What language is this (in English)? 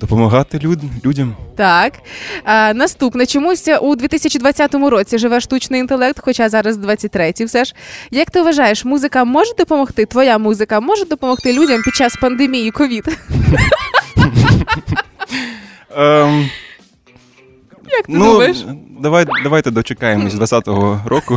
Ukrainian